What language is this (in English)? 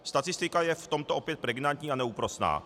Czech